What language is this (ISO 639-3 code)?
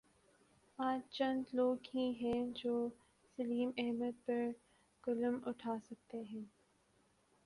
urd